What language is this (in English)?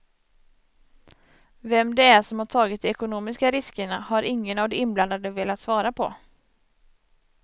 Swedish